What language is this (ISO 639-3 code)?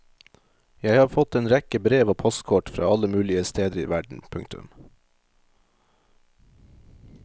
nor